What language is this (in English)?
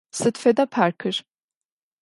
Adyghe